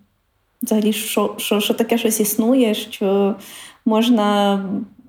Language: Ukrainian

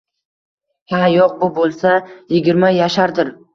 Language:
Uzbek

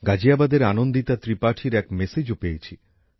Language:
Bangla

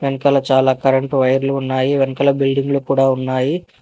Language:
Telugu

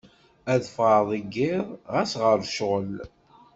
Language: Kabyle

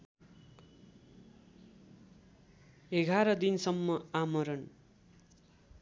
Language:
Nepali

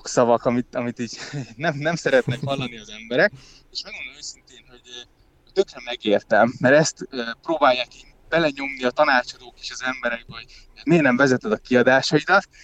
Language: Hungarian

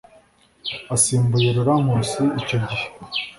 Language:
Kinyarwanda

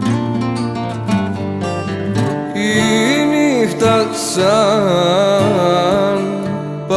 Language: Turkish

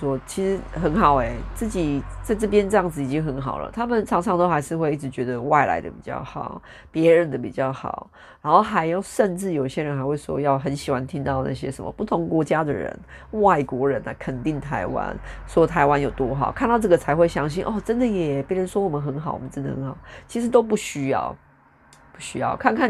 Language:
Chinese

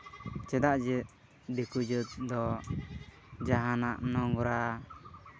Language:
Santali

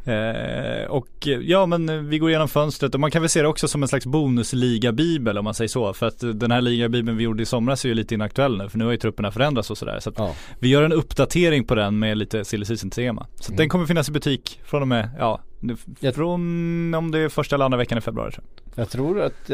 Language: Swedish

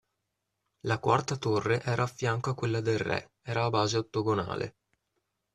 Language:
Italian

